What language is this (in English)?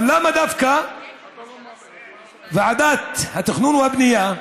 Hebrew